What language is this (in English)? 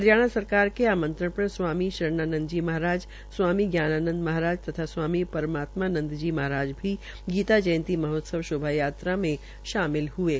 Hindi